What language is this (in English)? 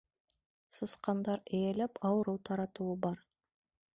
Bashkir